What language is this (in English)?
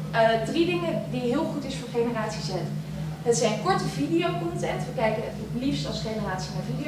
Dutch